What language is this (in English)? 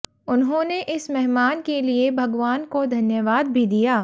Hindi